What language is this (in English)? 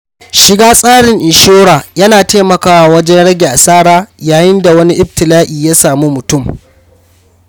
Hausa